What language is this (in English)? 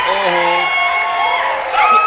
Thai